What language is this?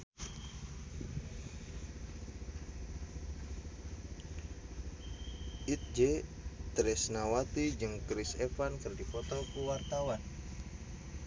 Sundanese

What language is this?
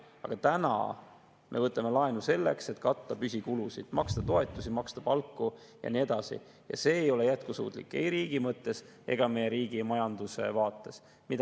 Estonian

